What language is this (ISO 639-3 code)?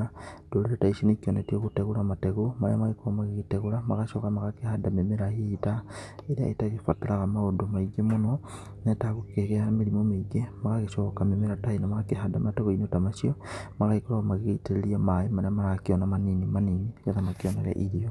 kik